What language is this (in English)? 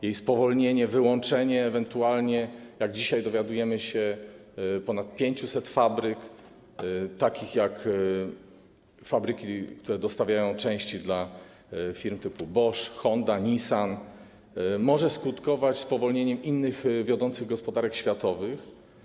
Polish